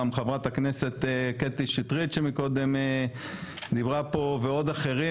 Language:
Hebrew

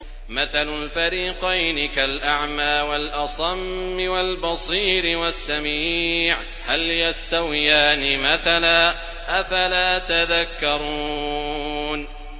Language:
Arabic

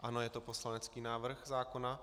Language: Czech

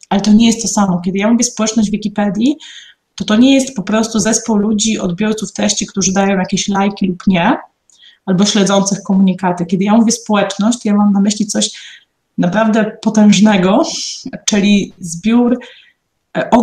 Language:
Polish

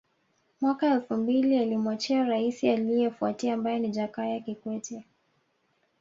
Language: Swahili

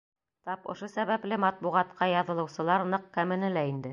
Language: Bashkir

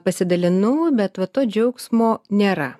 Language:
Lithuanian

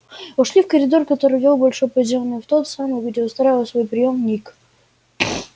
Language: Russian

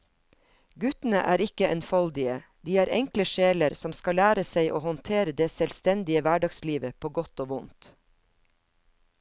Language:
Norwegian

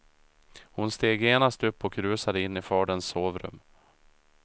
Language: Swedish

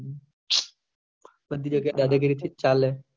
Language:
Gujarati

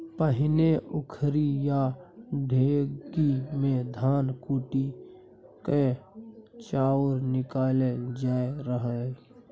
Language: Maithili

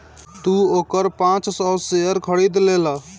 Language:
Bhojpuri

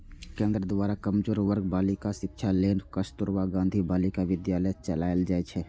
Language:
Maithili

